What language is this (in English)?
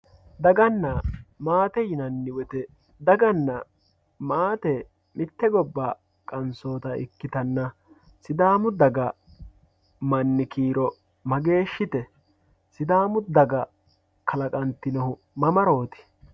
Sidamo